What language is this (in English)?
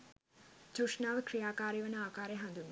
Sinhala